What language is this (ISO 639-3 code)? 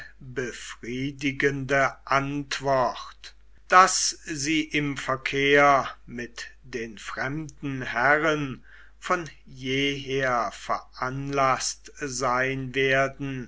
deu